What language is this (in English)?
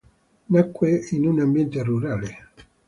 Italian